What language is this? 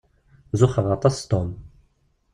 Kabyle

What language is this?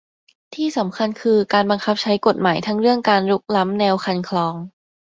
Thai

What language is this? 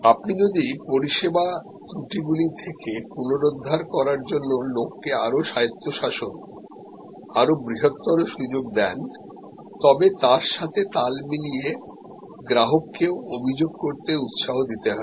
Bangla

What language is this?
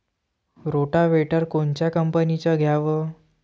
Marathi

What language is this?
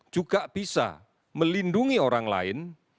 Indonesian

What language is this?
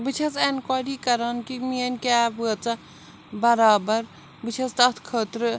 Kashmiri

